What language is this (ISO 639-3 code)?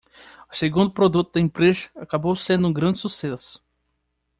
por